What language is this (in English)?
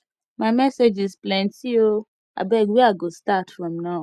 Nigerian Pidgin